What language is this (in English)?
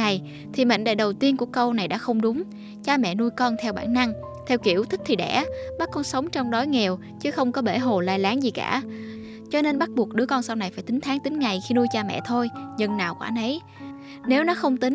Vietnamese